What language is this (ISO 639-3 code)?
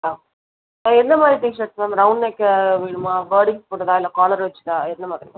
tam